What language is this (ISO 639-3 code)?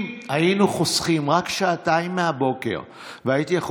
heb